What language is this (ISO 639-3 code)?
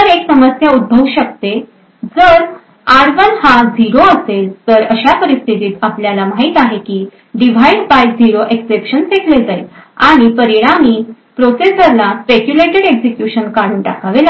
mar